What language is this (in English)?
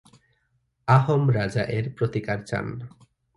Bangla